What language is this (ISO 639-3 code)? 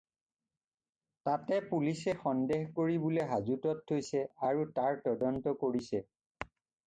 asm